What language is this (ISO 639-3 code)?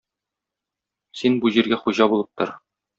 tat